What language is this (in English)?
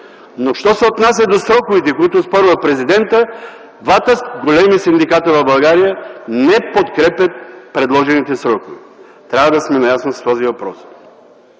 Bulgarian